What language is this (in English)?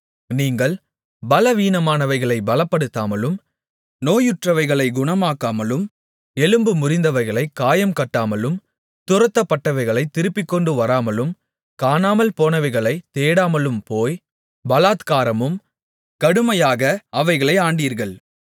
Tamil